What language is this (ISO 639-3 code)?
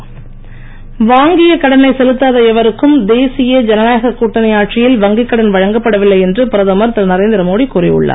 tam